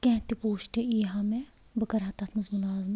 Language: Kashmiri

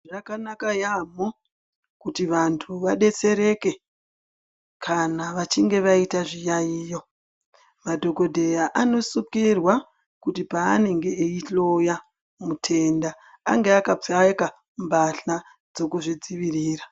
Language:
Ndau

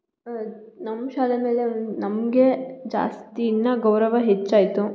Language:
Kannada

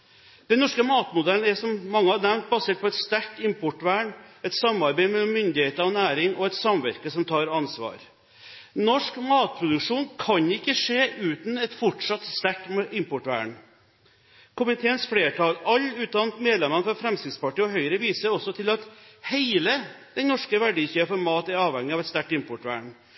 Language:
Norwegian Bokmål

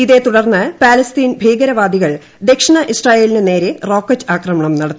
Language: Malayalam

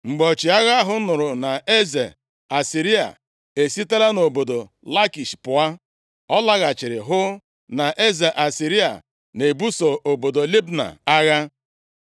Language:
Igbo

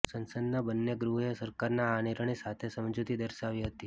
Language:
Gujarati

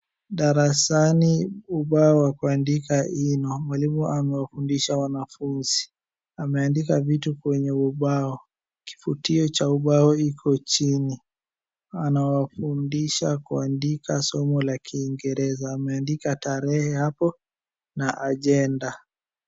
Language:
Swahili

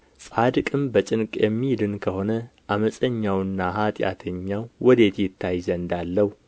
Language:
Amharic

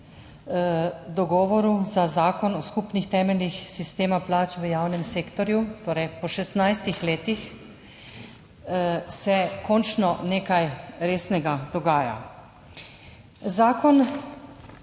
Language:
Slovenian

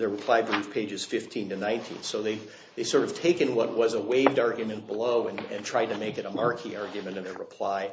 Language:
English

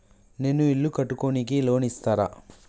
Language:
Telugu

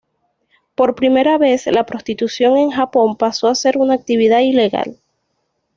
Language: Spanish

